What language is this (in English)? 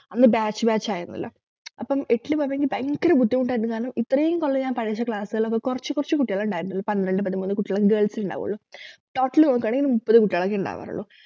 Malayalam